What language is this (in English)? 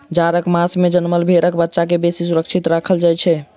Maithili